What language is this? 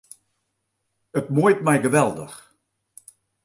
Western Frisian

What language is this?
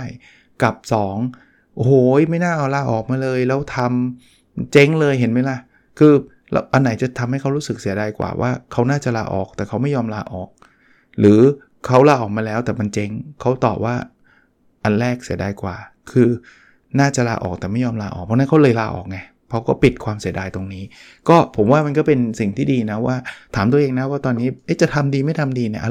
Thai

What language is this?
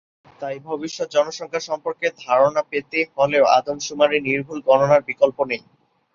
Bangla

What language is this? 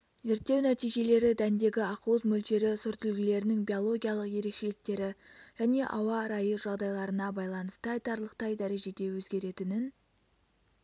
Kazakh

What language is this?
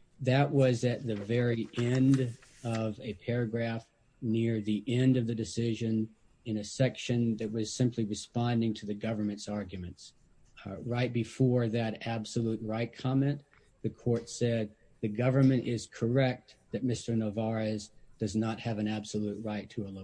English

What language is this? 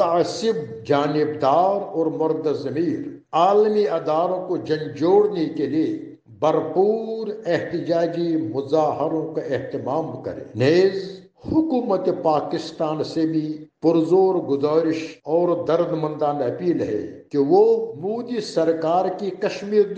Urdu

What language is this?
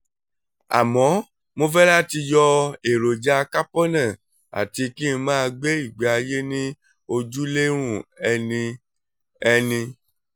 Yoruba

